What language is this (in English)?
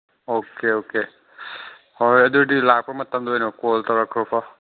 Manipuri